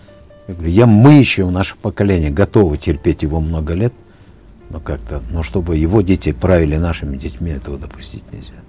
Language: Kazakh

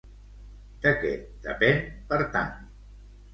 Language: Catalan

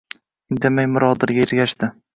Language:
Uzbek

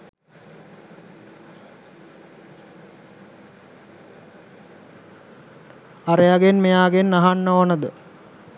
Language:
Sinhala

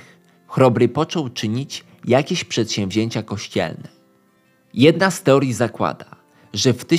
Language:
Polish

